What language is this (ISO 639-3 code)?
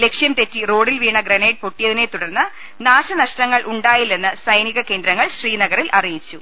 mal